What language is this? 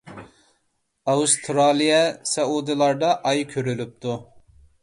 Uyghur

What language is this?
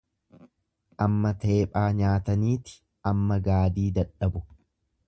Oromo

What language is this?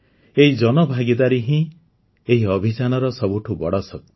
Odia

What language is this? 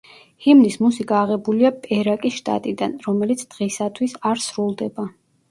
Georgian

